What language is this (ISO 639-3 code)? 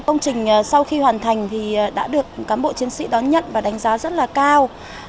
vie